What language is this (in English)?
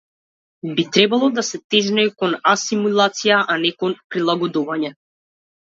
Macedonian